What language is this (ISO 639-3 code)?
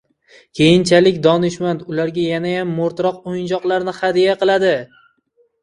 uzb